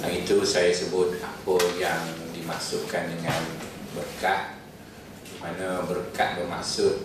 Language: Malay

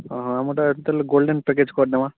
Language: Odia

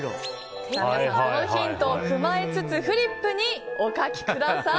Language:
Japanese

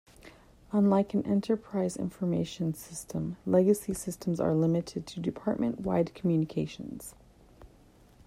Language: English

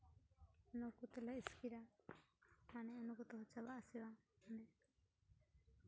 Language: Santali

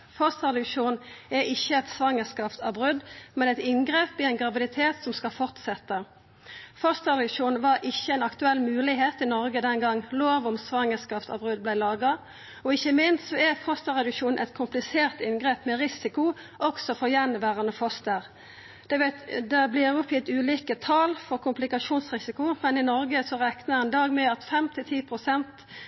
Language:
Norwegian Nynorsk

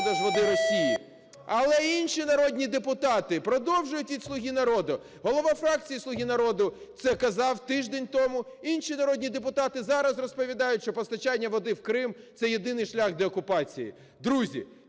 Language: Ukrainian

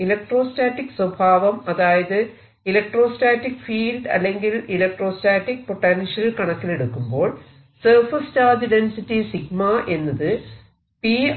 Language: Malayalam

